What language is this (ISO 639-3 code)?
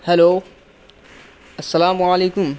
urd